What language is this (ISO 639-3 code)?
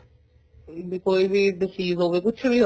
pan